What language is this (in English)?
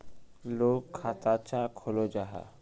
Magahi